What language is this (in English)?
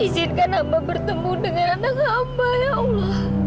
Indonesian